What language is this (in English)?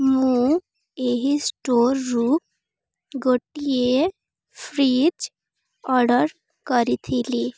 Odia